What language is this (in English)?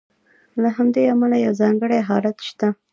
Pashto